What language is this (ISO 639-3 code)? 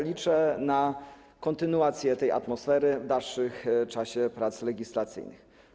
pol